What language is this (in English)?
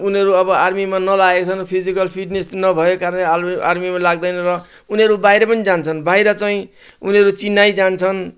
Nepali